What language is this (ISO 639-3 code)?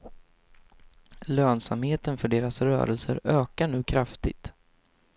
swe